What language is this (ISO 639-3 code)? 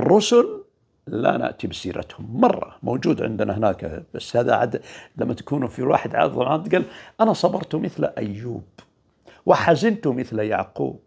ara